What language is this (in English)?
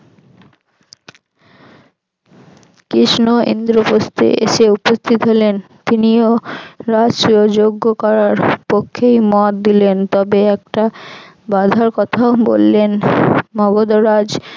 Bangla